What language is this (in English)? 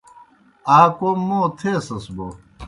Kohistani Shina